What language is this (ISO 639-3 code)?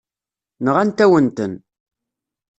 kab